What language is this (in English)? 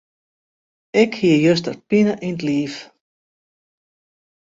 Western Frisian